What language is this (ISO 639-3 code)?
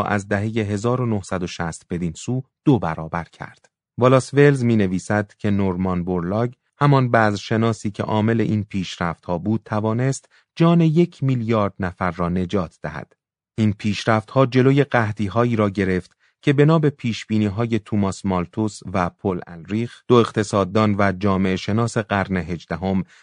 fas